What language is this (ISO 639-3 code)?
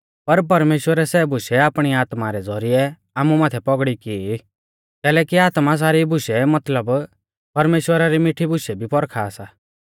bfz